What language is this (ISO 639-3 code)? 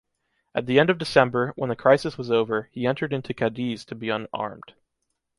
eng